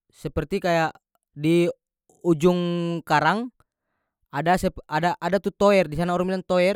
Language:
North Moluccan Malay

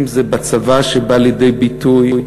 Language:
Hebrew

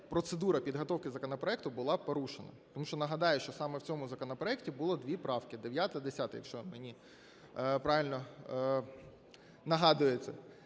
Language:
Ukrainian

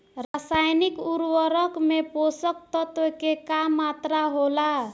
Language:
Bhojpuri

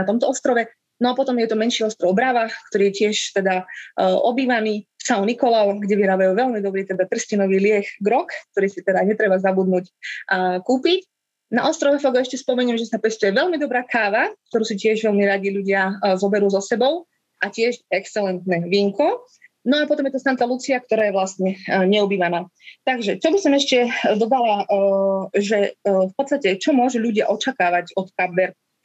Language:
Slovak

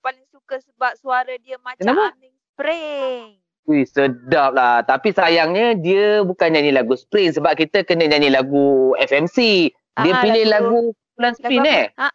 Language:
Malay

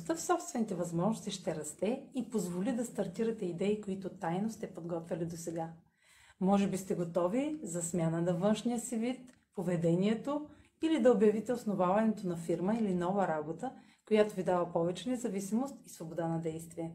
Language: Bulgarian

